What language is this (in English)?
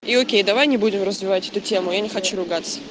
Russian